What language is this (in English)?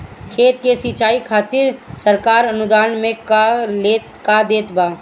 Bhojpuri